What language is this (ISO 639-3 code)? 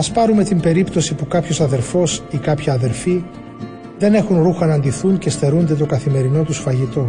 ell